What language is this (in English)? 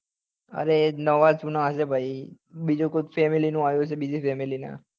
Gujarati